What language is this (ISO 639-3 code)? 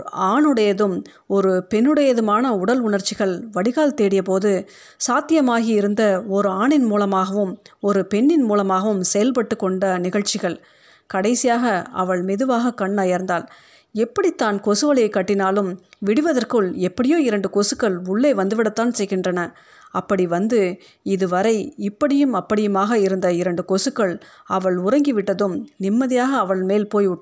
tam